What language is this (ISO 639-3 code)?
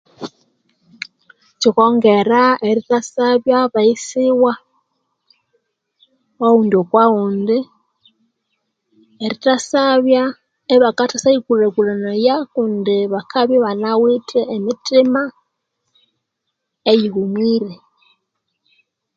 koo